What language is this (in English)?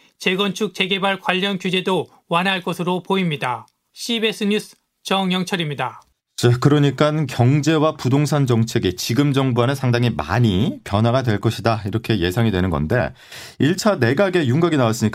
Korean